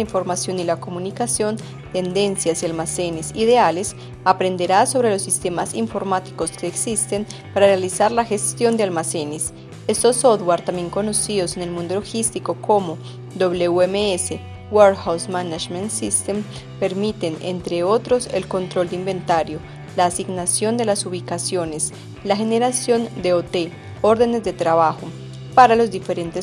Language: Spanish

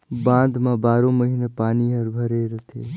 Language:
Chhattisgarhi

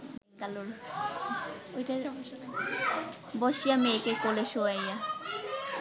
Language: Bangla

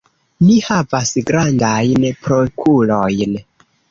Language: Esperanto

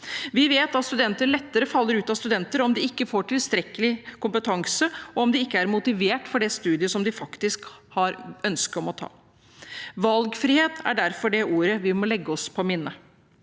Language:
Norwegian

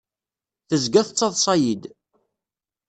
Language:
Kabyle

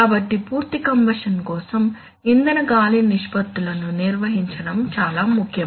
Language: Telugu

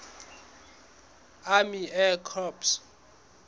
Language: Southern Sotho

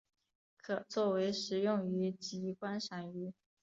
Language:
Chinese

